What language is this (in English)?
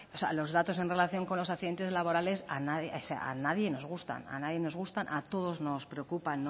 Spanish